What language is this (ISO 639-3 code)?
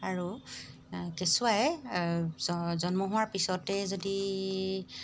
asm